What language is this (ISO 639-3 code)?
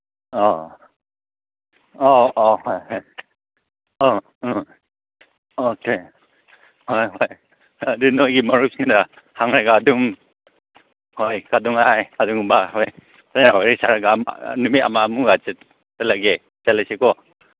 mni